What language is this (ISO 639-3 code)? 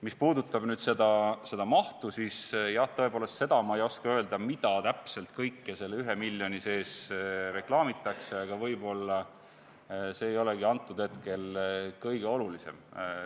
est